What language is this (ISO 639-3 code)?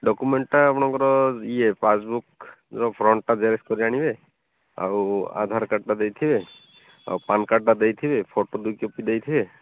ori